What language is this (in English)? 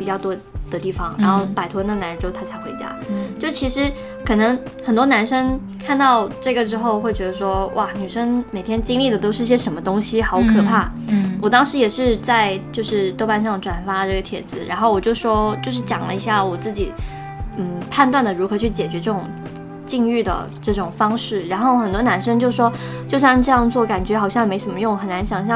Chinese